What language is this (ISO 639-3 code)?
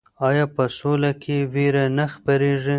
pus